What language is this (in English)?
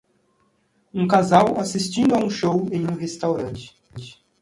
Portuguese